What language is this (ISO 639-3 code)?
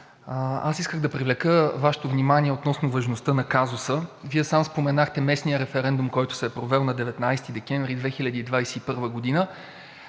bul